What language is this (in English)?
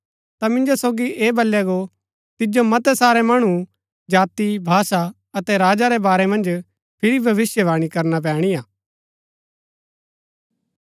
Gaddi